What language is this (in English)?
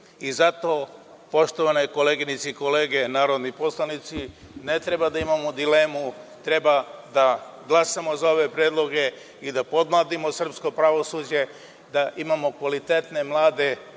Serbian